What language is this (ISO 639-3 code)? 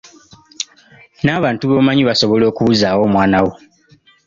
lug